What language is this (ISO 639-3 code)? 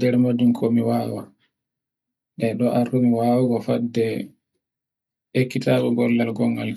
fue